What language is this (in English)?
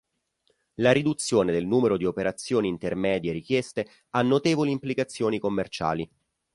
Italian